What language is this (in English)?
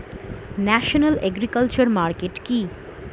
Bangla